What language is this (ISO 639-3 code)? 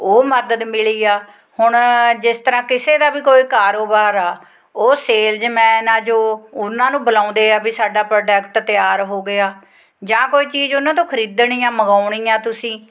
pan